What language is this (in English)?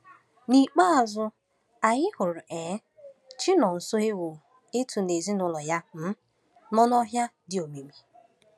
Igbo